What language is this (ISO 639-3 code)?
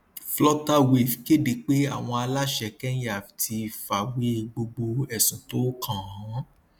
yor